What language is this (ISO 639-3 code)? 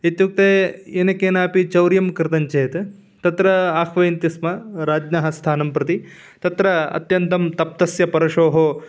san